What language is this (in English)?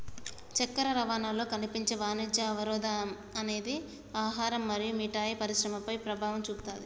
Telugu